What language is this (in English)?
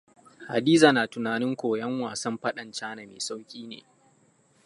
Hausa